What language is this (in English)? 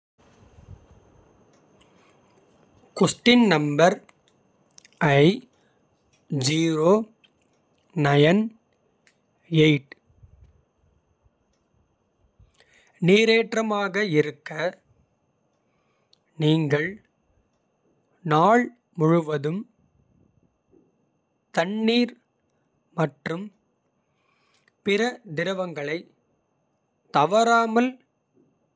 Kota (India)